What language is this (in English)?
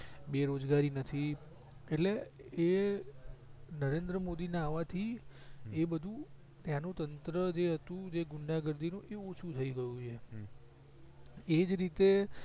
Gujarati